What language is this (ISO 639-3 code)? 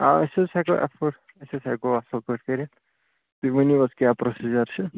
kas